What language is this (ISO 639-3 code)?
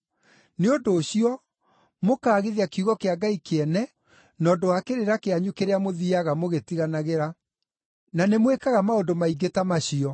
kik